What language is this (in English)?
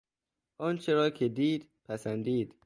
Persian